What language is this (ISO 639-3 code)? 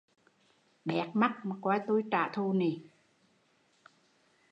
vie